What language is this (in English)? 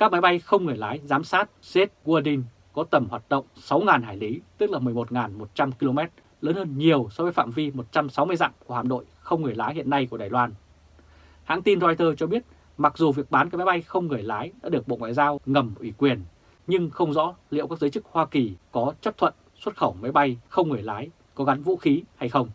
Vietnamese